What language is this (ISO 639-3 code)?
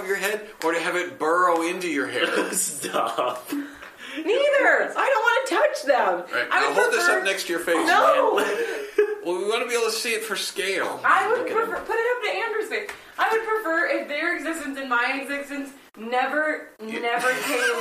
eng